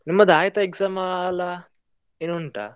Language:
Kannada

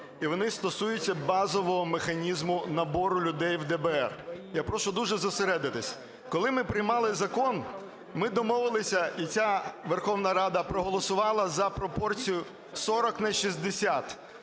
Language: Ukrainian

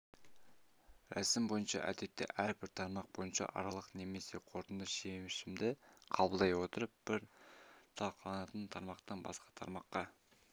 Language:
Kazakh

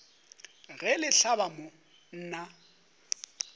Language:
Northern Sotho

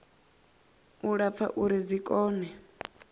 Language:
Venda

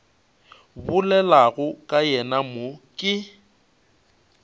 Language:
Northern Sotho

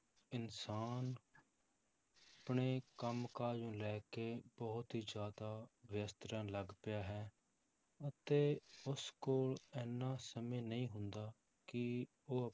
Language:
Punjabi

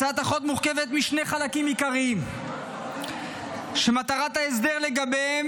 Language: Hebrew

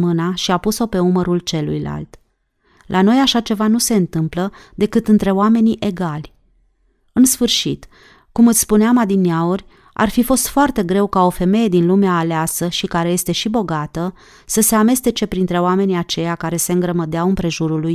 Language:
Romanian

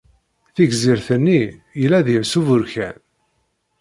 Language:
Kabyle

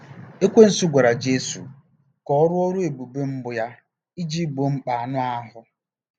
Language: Igbo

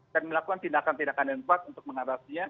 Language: Indonesian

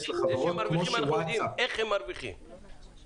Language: Hebrew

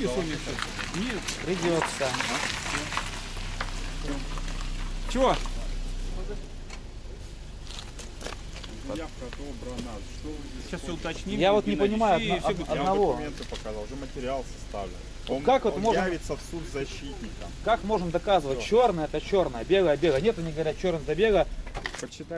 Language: Russian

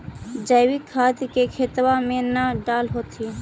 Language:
Magahi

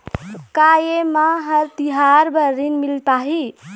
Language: Chhattisgarhi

